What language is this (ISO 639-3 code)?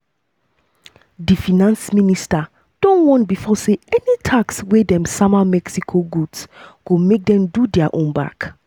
pcm